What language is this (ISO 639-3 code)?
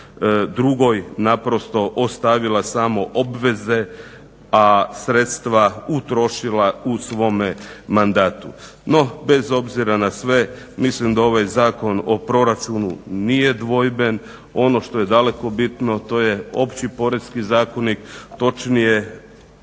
hrv